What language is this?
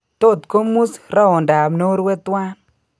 Kalenjin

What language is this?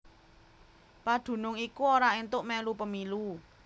Javanese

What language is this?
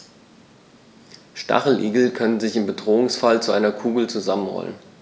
German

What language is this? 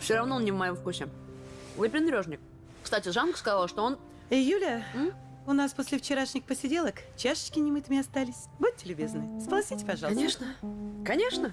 Russian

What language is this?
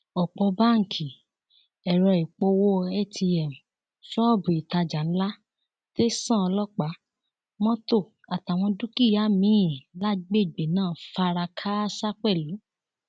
Yoruba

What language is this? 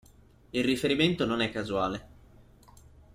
Italian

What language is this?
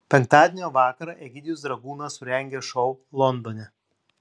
Lithuanian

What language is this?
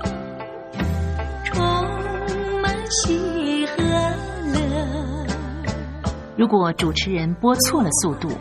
Chinese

